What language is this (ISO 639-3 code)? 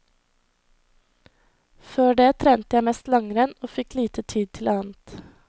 nor